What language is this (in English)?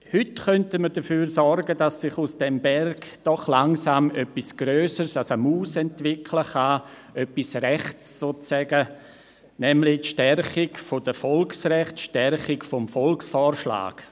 Swiss German